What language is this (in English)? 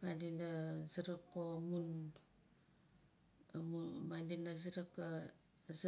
Nalik